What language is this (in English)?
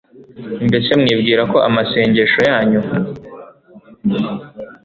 Kinyarwanda